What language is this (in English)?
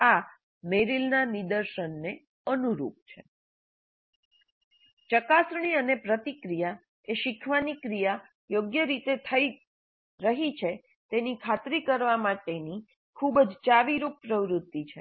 Gujarati